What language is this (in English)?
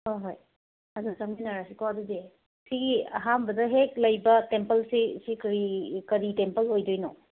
Manipuri